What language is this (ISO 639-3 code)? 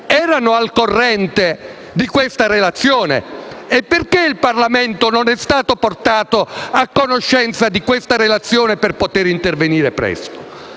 ita